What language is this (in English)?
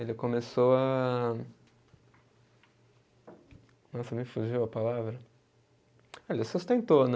Portuguese